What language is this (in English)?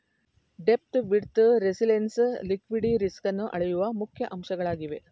Kannada